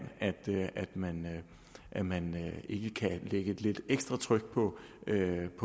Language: Danish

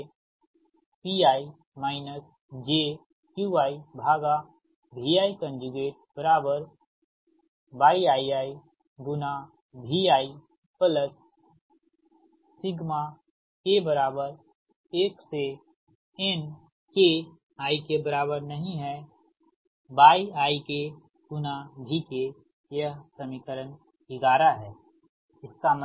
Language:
Hindi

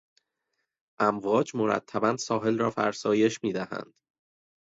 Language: Persian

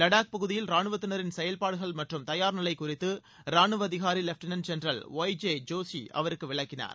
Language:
Tamil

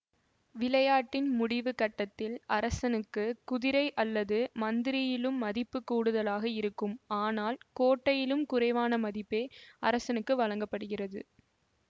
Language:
Tamil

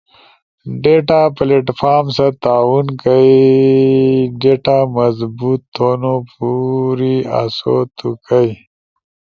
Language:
Ushojo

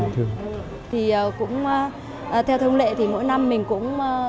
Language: Vietnamese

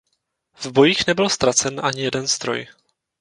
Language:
Czech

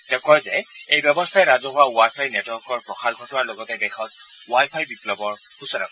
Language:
Assamese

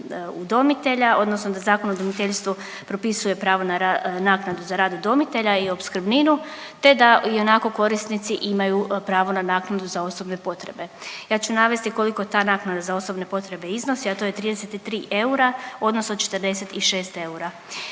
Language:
Croatian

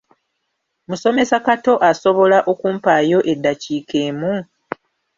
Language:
Ganda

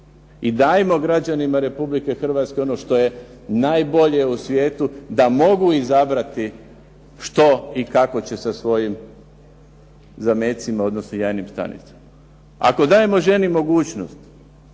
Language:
Croatian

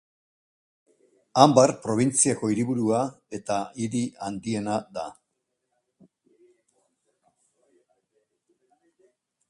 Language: Basque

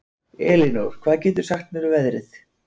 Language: Icelandic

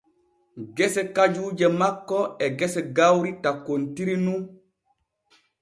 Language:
Borgu Fulfulde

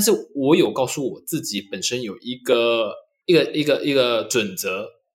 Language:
Chinese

